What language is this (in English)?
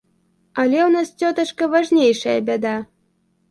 Belarusian